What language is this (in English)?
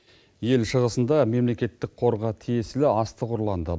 Kazakh